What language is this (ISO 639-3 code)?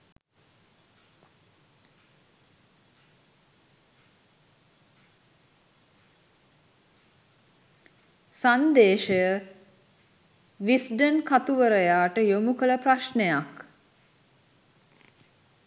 sin